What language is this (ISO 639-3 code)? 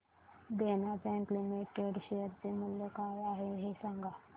mar